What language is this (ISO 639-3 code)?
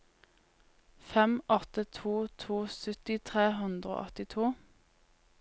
nor